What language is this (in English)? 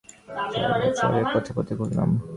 Bangla